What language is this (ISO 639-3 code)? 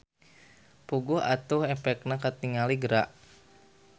sun